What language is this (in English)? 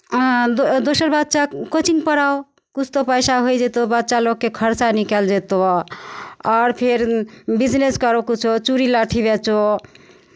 Maithili